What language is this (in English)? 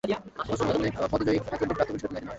Bangla